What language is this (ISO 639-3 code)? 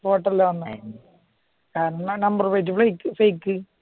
mal